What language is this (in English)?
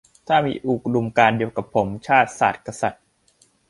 Thai